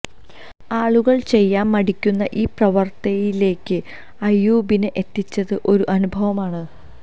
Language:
Malayalam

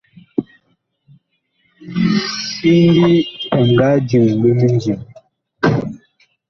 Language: Bakoko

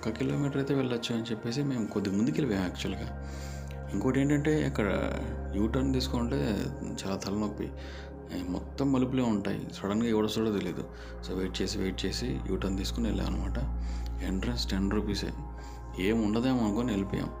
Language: Telugu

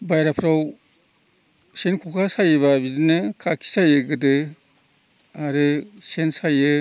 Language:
Bodo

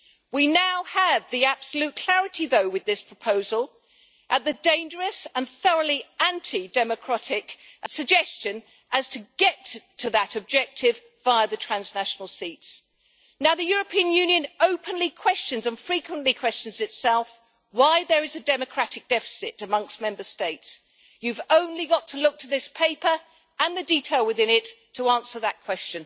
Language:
English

